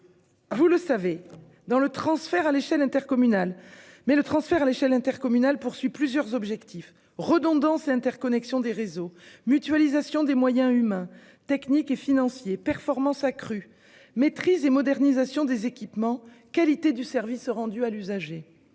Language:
French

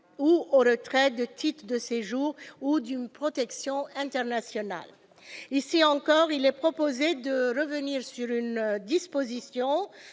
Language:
French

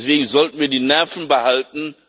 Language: German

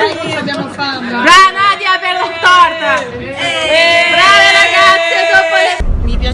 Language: Italian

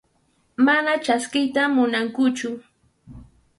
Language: Arequipa-La Unión Quechua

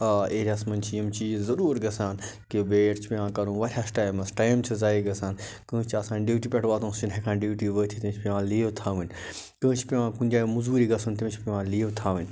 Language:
Kashmiri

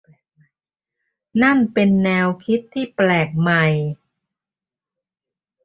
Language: Thai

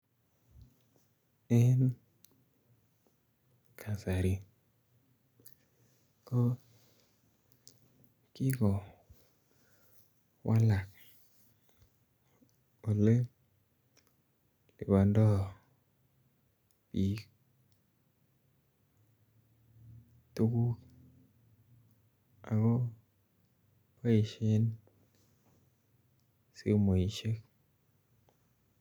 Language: Kalenjin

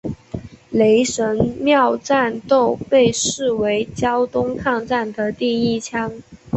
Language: Chinese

